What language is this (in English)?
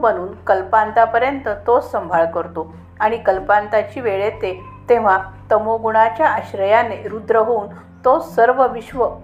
Marathi